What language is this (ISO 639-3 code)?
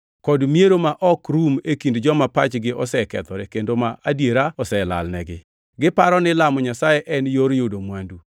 luo